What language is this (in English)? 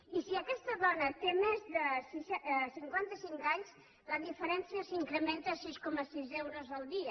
Catalan